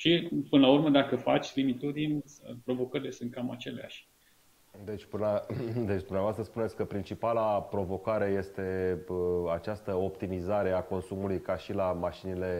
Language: Romanian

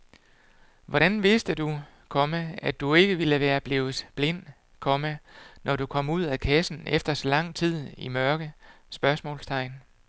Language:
Danish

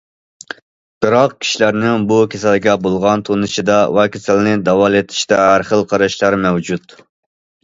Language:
Uyghur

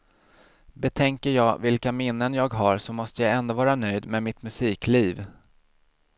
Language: Swedish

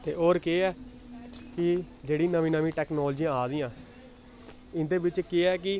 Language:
Dogri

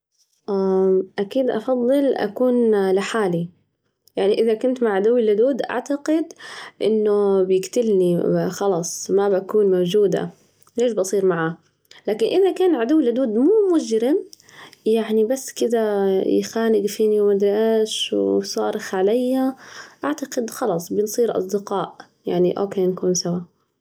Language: Najdi Arabic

